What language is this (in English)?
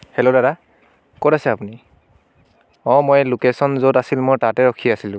Assamese